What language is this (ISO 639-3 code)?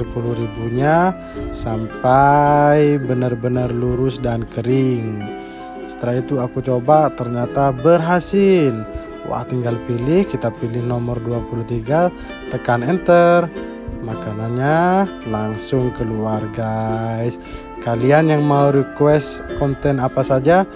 ind